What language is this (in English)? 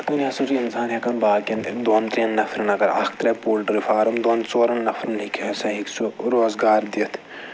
Kashmiri